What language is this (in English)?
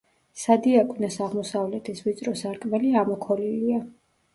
Georgian